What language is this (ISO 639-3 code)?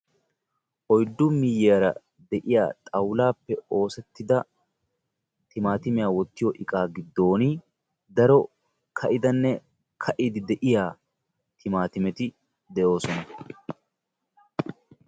wal